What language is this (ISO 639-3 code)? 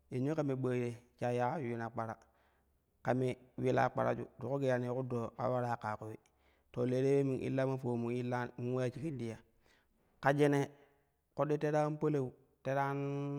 kuh